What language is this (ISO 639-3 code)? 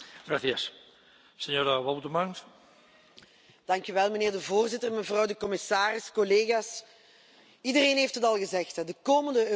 nld